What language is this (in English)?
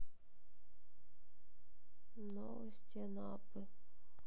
Russian